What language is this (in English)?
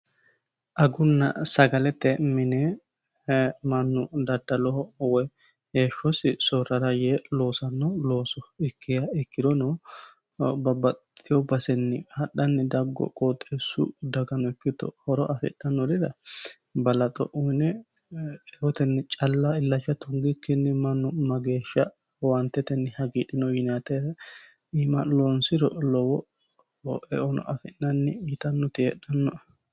Sidamo